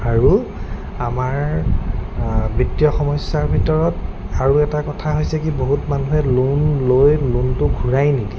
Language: Assamese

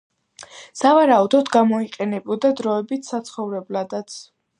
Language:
Georgian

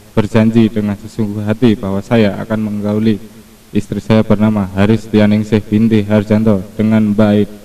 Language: Indonesian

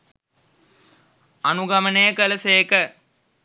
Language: Sinhala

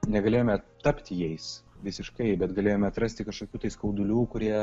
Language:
Lithuanian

